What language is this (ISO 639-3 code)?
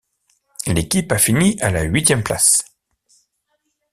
fra